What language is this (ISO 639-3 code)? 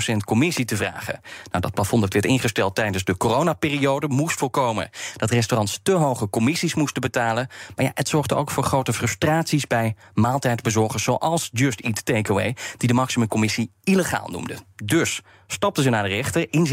nld